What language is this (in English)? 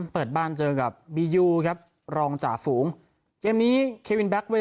Thai